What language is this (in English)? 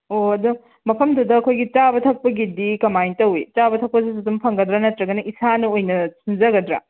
Manipuri